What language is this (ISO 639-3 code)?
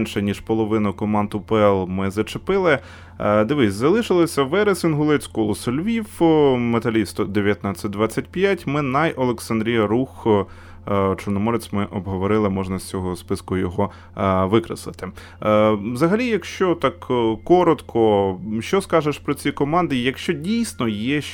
ukr